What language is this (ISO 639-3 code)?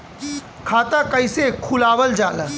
bho